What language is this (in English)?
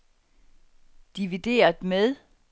Danish